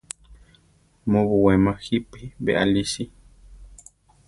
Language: Central Tarahumara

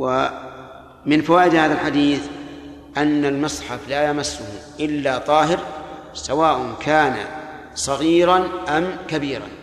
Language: Arabic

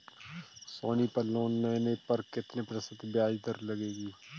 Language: Hindi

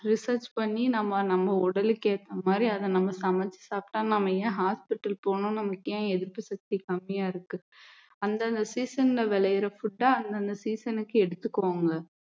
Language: Tamil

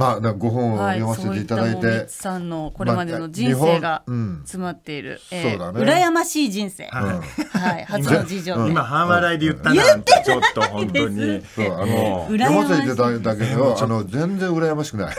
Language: Japanese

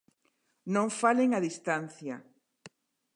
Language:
Galician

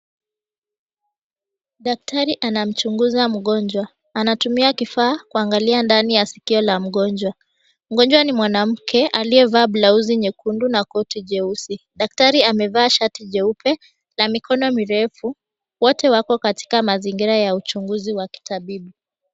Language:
Swahili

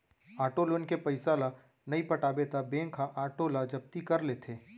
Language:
Chhattisgarhi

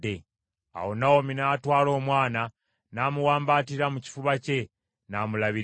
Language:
Ganda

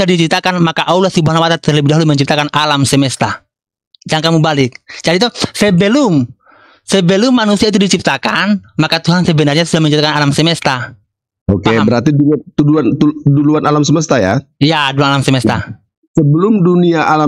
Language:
Indonesian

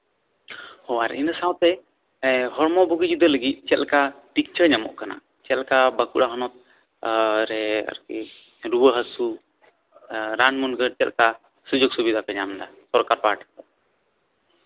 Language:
Santali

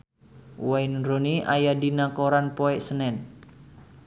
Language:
Sundanese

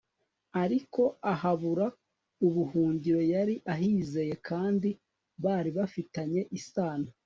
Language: Kinyarwanda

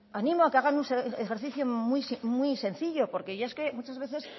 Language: Spanish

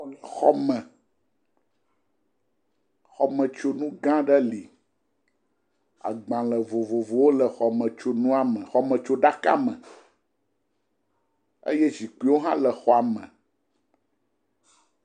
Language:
Ewe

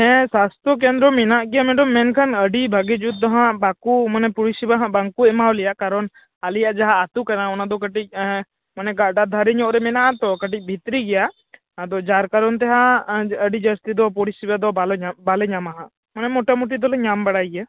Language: Santali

